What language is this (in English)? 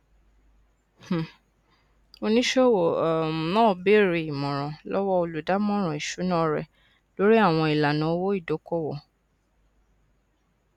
Yoruba